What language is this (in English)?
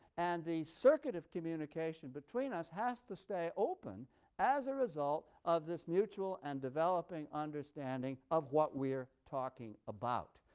English